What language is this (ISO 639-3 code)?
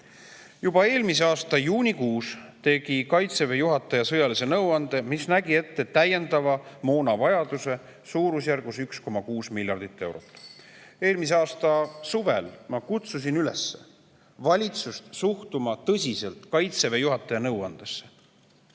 est